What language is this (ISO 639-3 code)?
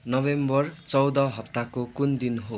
nep